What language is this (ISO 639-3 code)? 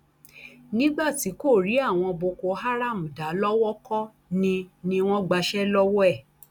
yor